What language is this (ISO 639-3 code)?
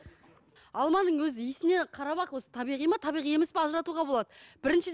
kaz